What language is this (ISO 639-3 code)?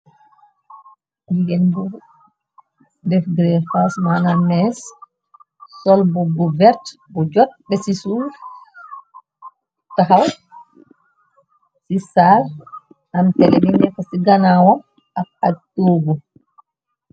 wol